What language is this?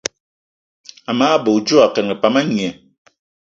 Eton (Cameroon)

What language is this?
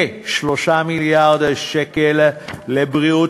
Hebrew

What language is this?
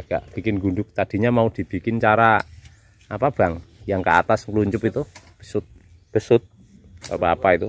Indonesian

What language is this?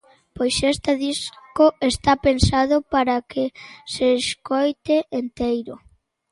Galician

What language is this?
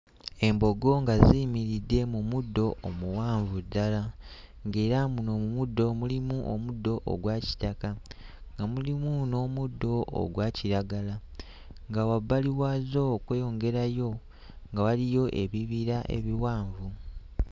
Ganda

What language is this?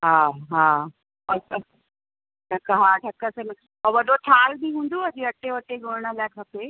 Sindhi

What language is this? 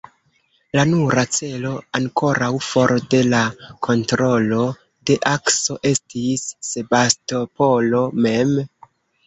Esperanto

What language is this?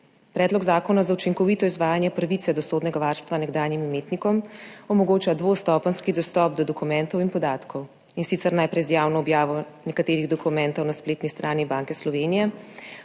Slovenian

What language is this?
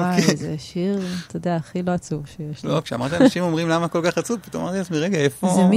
Hebrew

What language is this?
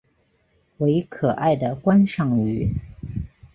Chinese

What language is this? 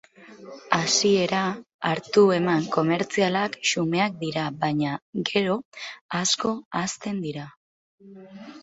Basque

